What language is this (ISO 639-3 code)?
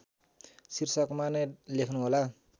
nep